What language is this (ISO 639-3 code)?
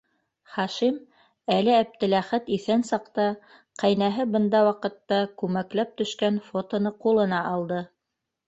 bak